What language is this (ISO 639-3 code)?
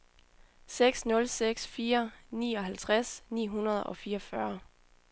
dan